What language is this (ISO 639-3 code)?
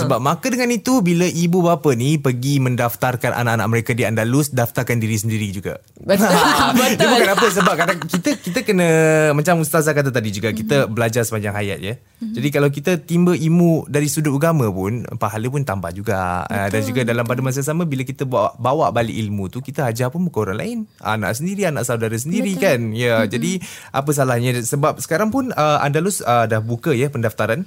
msa